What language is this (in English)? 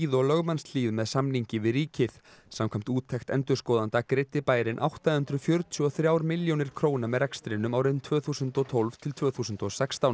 Icelandic